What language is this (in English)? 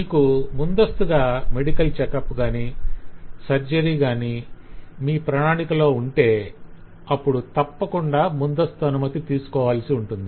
Telugu